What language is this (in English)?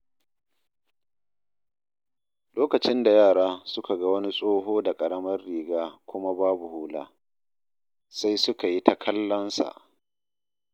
Hausa